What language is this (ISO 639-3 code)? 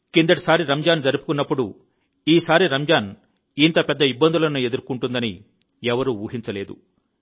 tel